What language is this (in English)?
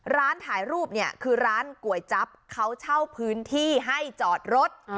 Thai